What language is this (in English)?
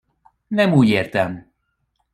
Hungarian